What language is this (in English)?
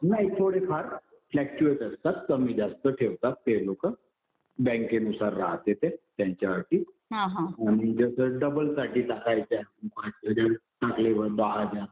Marathi